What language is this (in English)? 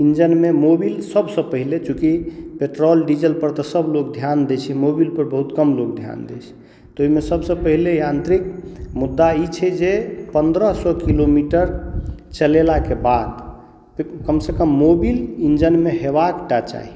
Maithili